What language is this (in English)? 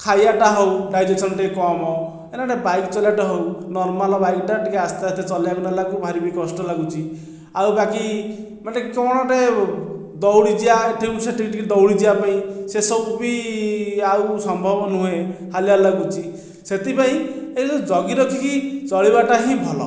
Odia